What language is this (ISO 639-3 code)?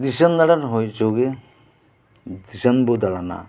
sat